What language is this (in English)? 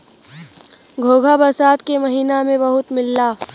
Bhojpuri